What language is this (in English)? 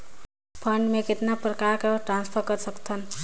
Chhattisgarhi